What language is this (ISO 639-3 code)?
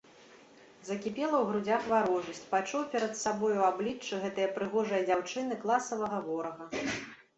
bel